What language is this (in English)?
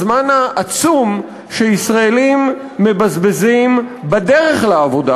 Hebrew